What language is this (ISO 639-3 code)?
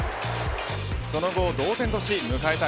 jpn